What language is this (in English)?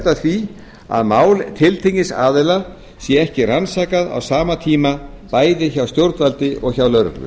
Icelandic